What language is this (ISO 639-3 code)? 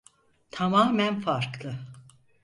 tur